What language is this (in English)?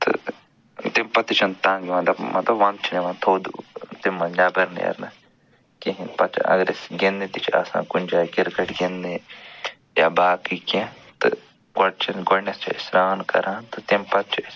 Kashmiri